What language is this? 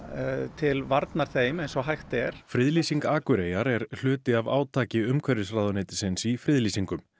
Icelandic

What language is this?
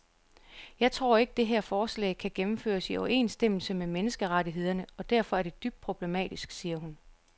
Danish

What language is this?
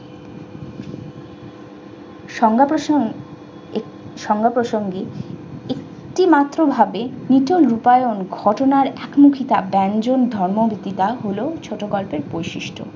Bangla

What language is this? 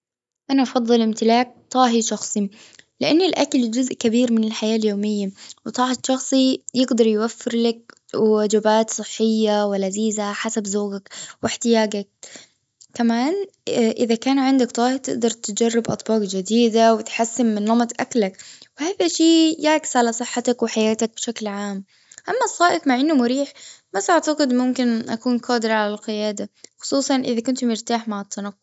Gulf Arabic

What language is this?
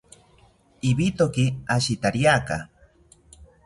South Ucayali Ashéninka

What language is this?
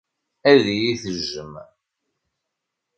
Kabyle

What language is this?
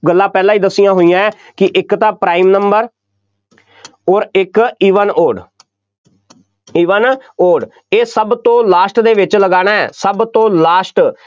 Punjabi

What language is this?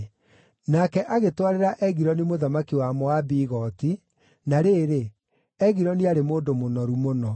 Kikuyu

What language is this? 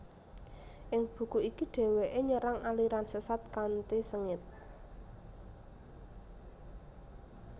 Javanese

